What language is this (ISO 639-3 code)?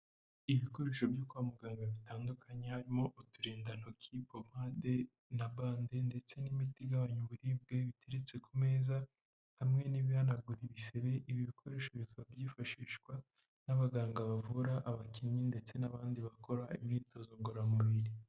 kin